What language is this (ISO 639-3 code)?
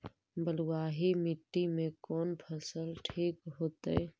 mag